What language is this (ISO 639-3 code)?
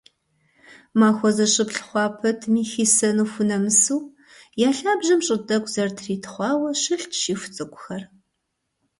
kbd